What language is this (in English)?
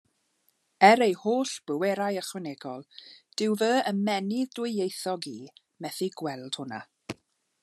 Welsh